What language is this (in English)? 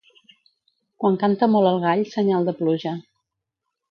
Catalan